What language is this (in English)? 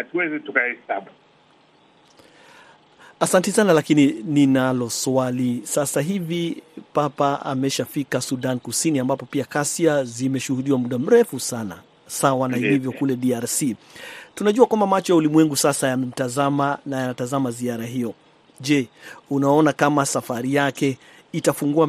Swahili